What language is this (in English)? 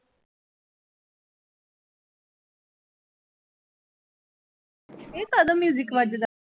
Punjabi